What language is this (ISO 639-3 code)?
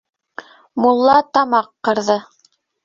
bak